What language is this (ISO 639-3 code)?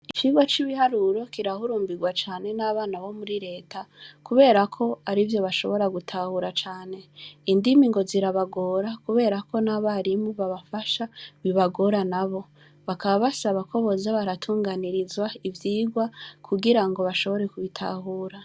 run